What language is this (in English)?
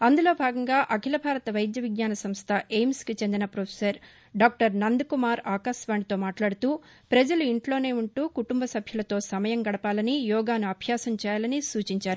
Telugu